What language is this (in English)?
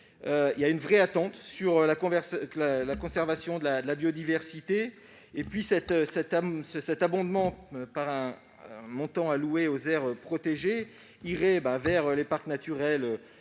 French